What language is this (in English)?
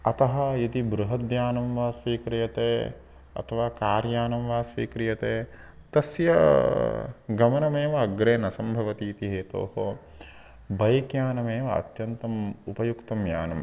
Sanskrit